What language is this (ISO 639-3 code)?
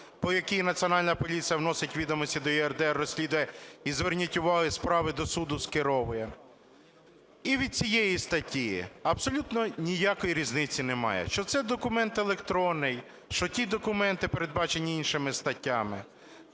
ukr